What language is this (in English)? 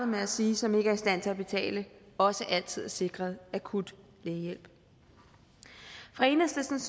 Danish